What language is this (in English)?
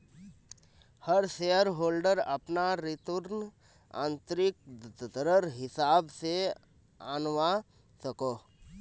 Magahi